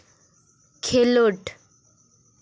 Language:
Santali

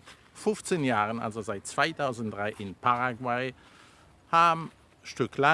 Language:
German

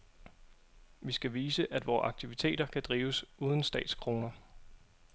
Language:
Danish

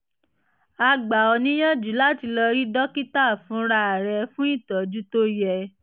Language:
Yoruba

